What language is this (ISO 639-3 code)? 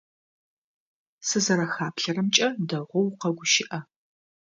ady